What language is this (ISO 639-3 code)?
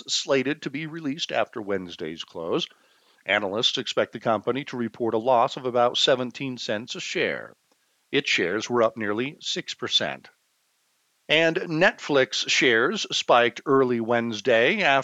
eng